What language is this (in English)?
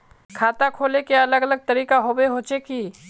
Magahi